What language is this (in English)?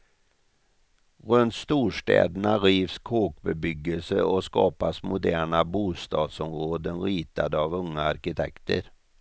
Swedish